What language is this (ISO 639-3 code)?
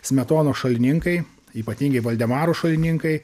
lit